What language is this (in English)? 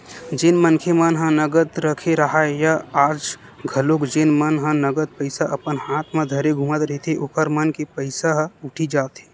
Chhattisgarhi